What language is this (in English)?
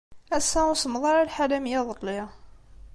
Kabyle